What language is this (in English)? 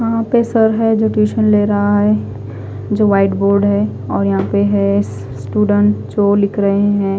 Hindi